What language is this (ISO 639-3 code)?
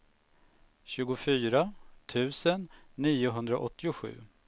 swe